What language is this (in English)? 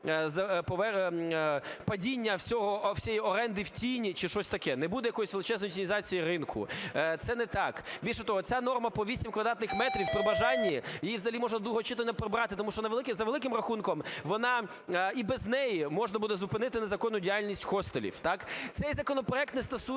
Ukrainian